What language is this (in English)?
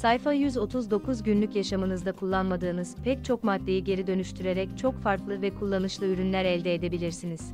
Turkish